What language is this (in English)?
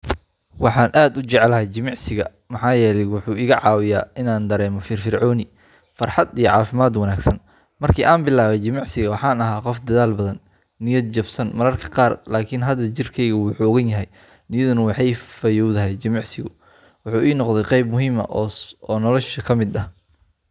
Somali